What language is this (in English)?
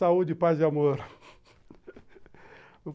Portuguese